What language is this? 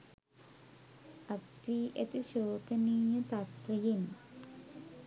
Sinhala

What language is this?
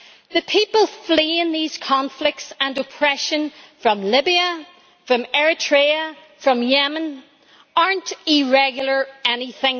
English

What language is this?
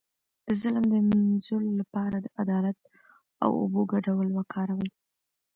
Pashto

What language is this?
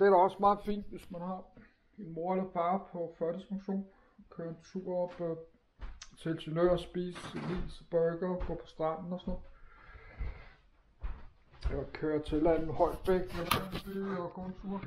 Danish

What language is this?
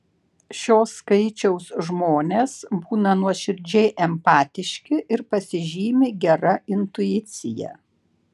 Lithuanian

